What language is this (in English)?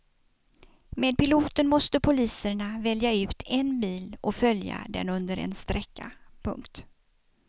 Swedish